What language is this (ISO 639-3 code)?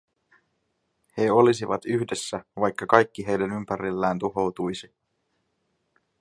fin